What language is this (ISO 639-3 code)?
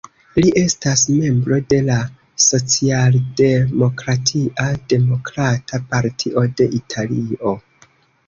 epo